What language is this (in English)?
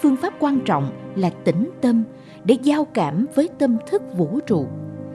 Vietnamese